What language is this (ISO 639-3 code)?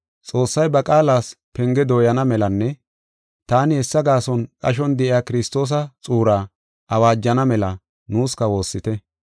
gof